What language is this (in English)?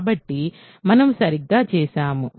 Telugu